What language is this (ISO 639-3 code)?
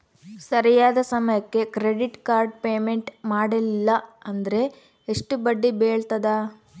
kan